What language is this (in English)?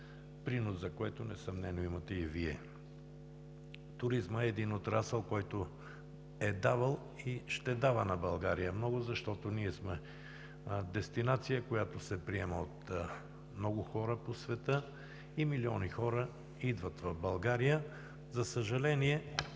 Bulgarian